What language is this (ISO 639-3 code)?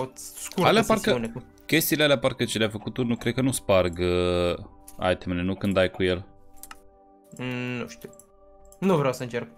ron